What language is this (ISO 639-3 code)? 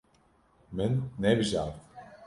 kur